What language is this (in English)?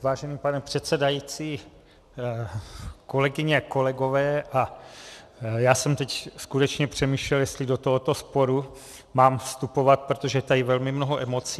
Czech